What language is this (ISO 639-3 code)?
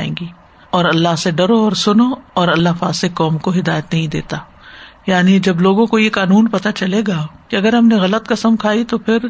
urd